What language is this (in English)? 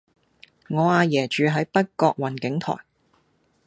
Cantonese